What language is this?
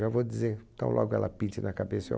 Portuguese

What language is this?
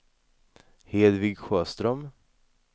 Swedish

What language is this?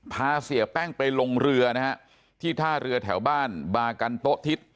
Thai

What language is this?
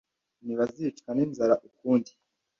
Kinyarwanda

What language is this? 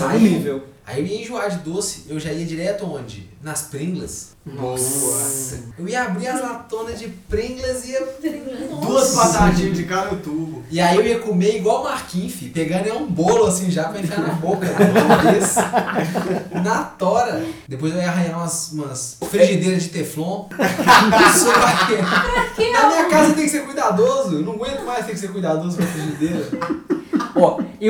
Portuguese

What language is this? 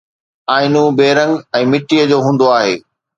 Sindhi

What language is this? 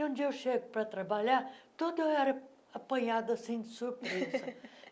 Portuguese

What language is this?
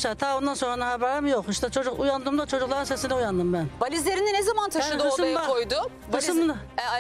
Turkish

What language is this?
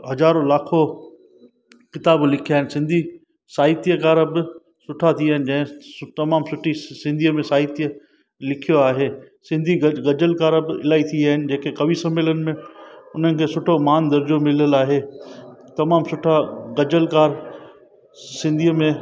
Sindhi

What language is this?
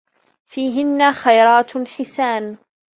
Arabic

